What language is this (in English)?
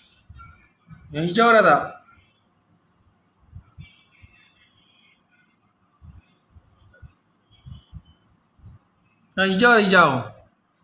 Malay